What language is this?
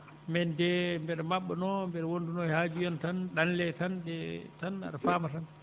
Fula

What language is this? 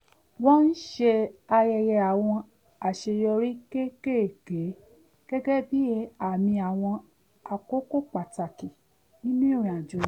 Yoruba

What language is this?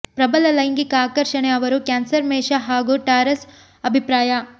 Kannada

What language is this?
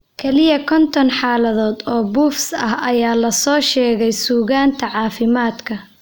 Somali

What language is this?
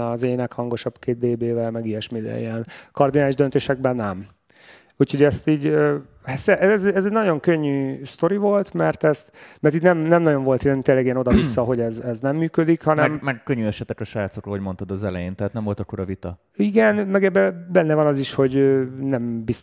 Hungarian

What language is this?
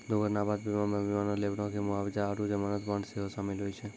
Maithili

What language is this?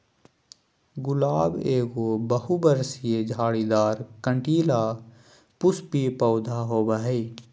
Magahi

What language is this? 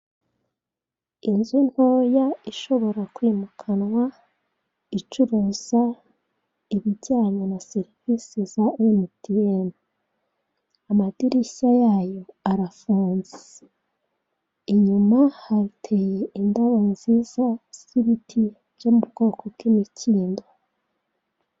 Kinyarwanda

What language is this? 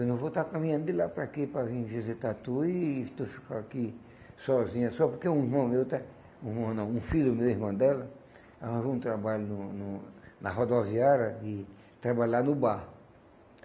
Portuguese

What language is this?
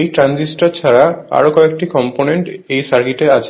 Bangla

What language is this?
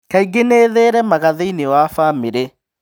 Kikuyu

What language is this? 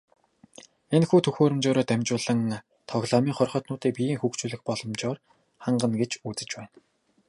Mongolian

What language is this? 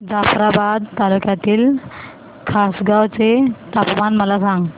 Marathi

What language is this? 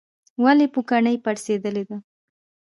Pashto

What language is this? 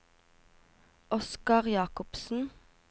Norwegian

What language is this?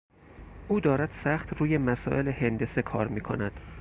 Persian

